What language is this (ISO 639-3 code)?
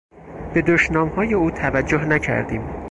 fas